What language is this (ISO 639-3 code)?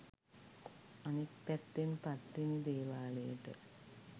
sin